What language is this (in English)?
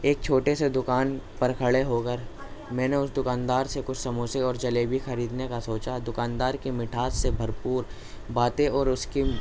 Urdu